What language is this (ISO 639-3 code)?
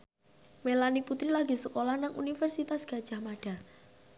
jav